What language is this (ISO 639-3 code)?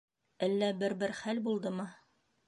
bak